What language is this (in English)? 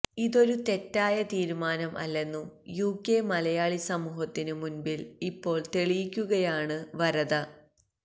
Malayalam